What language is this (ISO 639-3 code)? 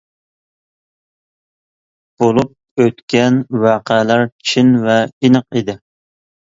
uig